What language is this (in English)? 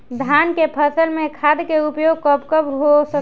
Bhojpuri